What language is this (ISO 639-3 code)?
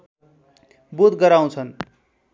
nep